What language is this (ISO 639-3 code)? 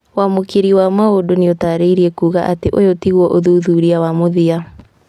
kik